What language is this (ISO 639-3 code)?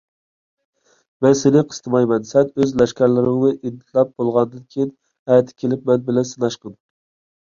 uig